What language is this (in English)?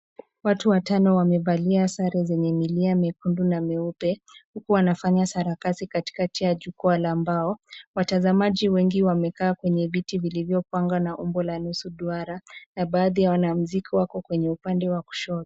Swahili